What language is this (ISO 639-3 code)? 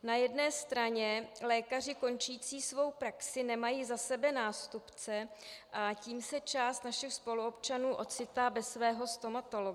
ces